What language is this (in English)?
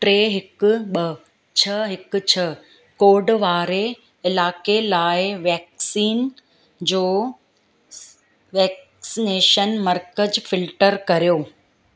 Sindhi